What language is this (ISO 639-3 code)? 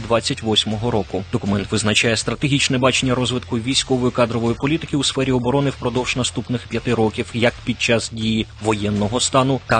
ukr